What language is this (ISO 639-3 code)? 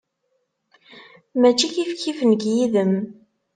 kab